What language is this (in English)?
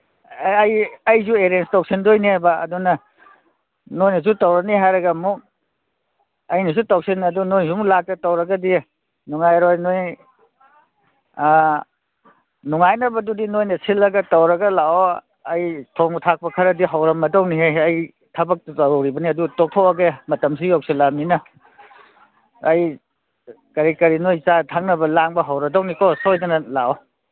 Manipuri